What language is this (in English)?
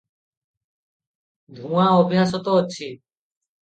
Odia